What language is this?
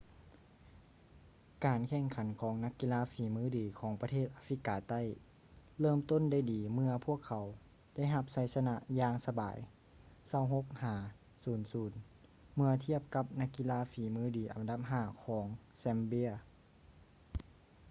Lao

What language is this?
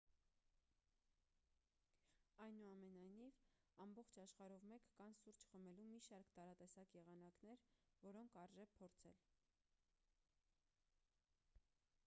Armenian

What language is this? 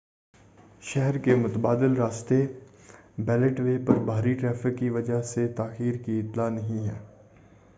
Urdu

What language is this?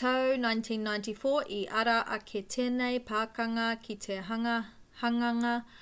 Māori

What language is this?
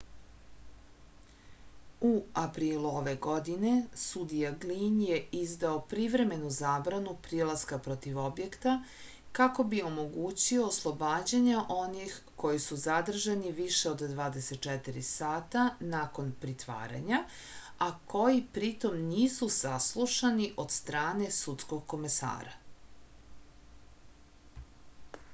Serbian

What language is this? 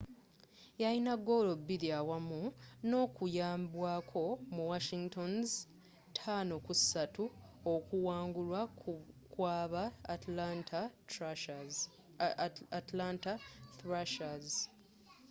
Ganda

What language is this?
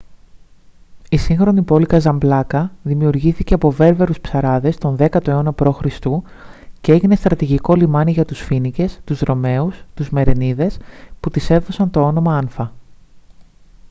Greek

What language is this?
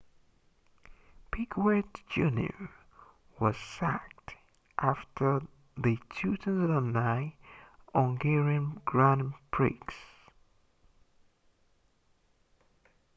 English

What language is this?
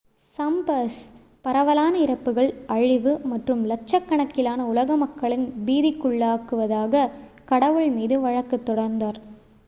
Tamil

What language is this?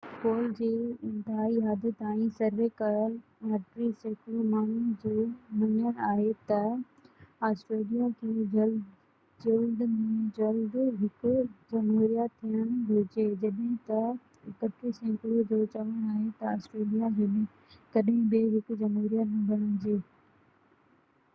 Sindhi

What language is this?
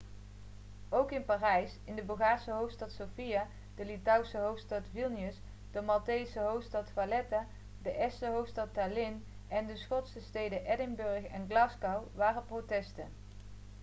Dutch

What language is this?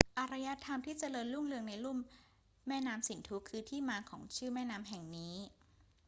Thai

